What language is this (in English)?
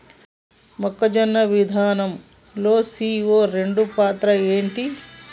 Telugu